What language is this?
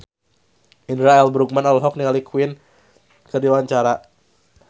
Sundanese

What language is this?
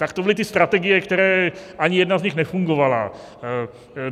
Czech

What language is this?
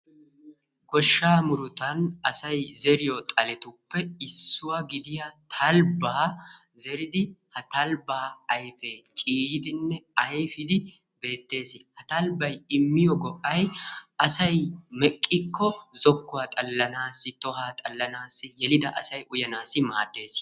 Wolaytta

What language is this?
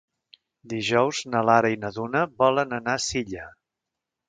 Catalan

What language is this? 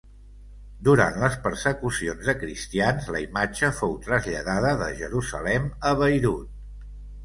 Catalan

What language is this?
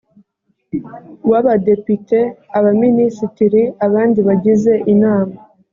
Kinyarwanda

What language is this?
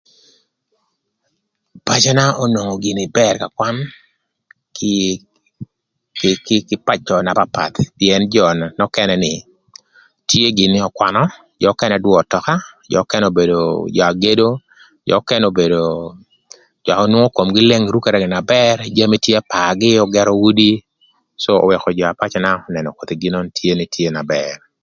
Thur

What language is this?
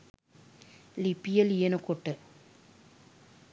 Sinhala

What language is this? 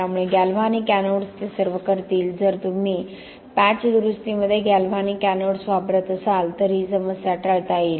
Marathi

